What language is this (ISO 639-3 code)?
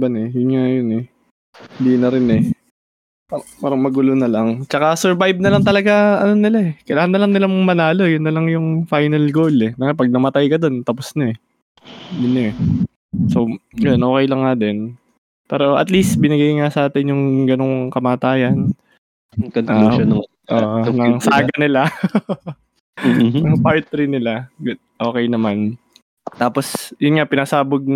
fil